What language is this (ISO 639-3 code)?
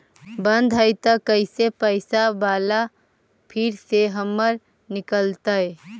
mag